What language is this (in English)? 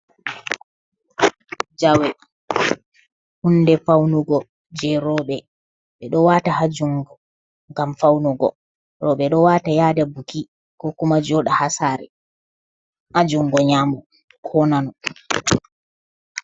Fula